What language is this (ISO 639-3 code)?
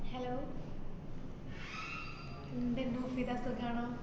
mal